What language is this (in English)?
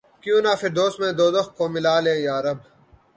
Urdu